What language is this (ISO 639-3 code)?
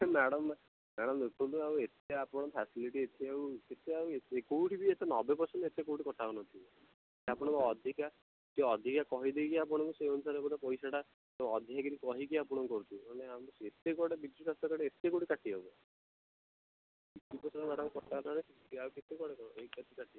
ori